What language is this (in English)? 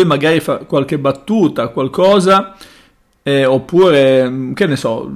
Italian